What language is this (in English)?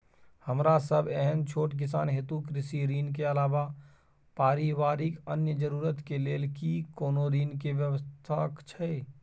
Maithili